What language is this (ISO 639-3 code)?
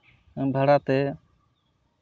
sat